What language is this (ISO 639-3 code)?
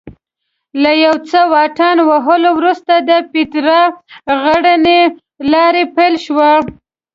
pus